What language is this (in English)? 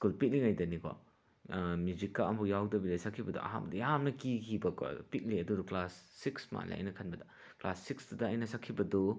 Manipuri